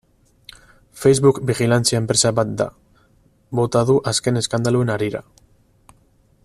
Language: Basque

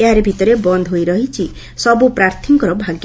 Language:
Odia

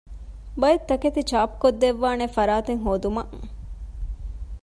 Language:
Divehi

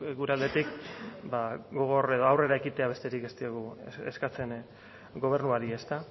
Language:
Basque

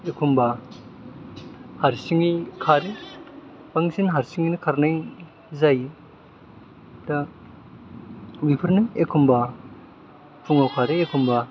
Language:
Bodo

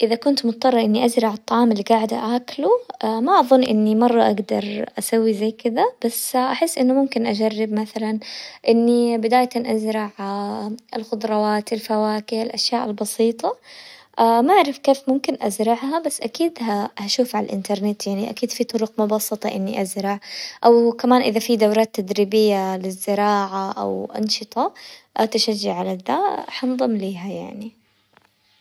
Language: Hijazi Arabic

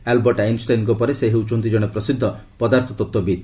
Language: Odia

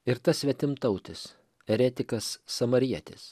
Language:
Lithuanian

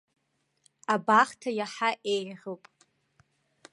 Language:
Abkhazian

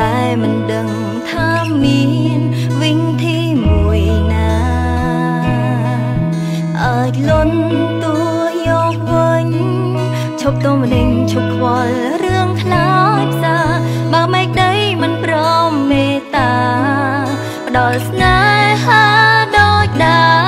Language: Thai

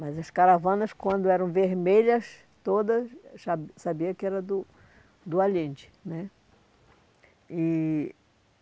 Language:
Portuguese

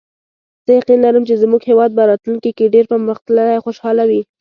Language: Pashto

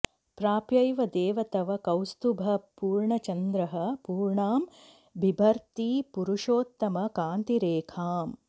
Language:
Sanskrit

